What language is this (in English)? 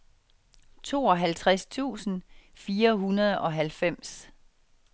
Danish